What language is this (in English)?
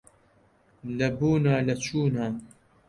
Central Kurdish